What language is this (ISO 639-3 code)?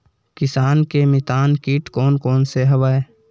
hne